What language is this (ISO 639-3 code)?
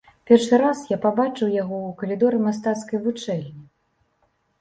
bel